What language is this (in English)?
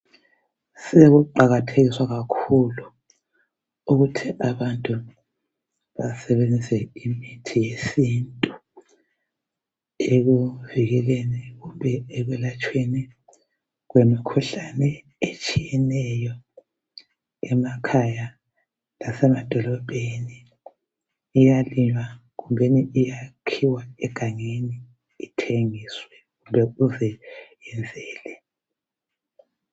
North Ndebele